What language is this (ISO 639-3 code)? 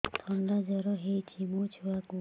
ori